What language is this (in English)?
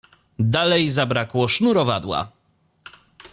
Polish